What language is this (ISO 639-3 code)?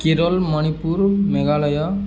ori